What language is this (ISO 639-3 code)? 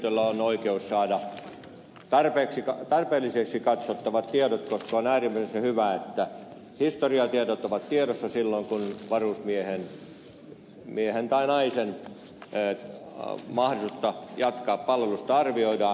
fin